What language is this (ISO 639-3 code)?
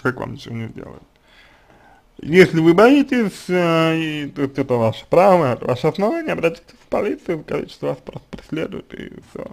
rus